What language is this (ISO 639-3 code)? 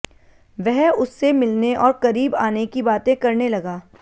hin